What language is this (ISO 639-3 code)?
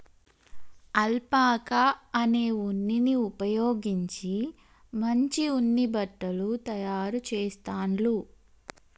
tel